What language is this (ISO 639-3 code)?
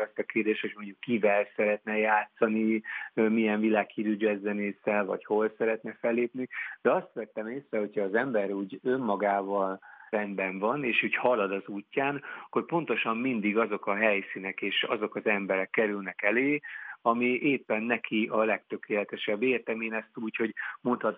hun